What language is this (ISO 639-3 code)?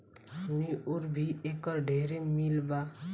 bho